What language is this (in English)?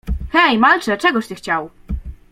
Polish